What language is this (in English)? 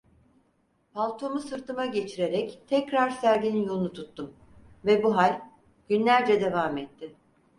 Turkish